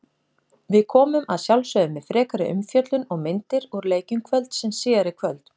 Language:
Icelandic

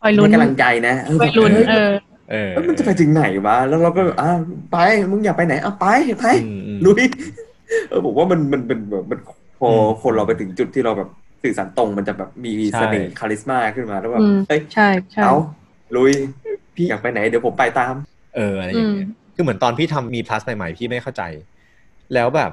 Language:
Thai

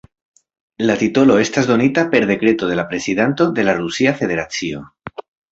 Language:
Esperanto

